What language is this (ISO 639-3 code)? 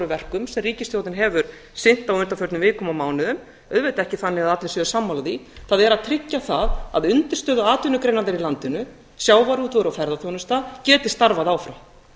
isl